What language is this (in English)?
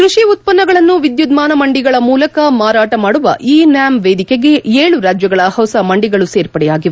Kannada